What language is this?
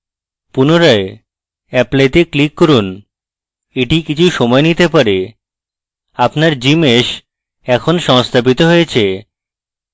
Bangla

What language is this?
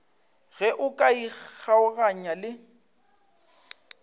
Northern Sotho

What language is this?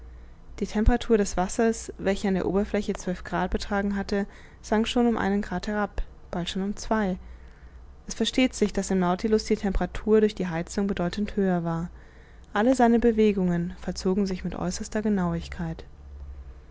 German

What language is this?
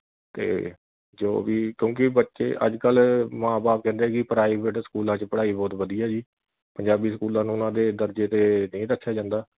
Punjabi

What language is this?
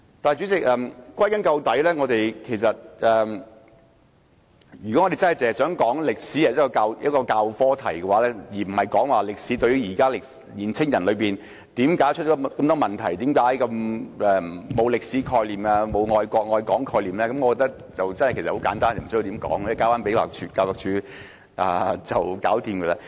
Cantonese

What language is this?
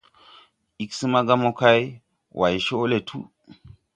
Tupuri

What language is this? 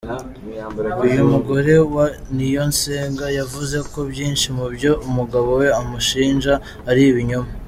Kinyarwanda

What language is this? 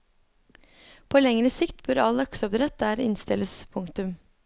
Norwegian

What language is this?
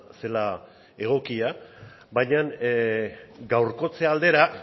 Basque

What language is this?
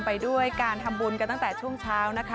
Thai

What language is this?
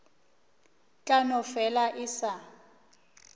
Northern Sotho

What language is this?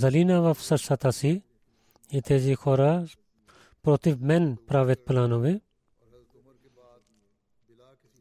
Bulgarian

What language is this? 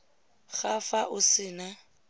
Tswana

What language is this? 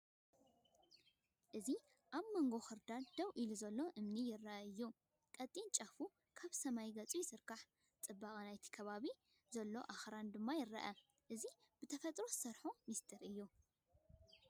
Tigrinya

